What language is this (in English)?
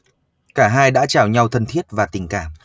Vietnamese